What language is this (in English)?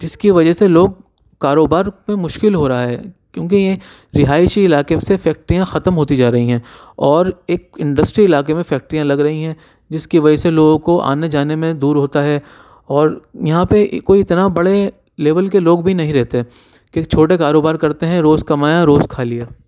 Urdu